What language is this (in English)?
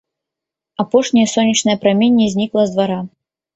Belarusian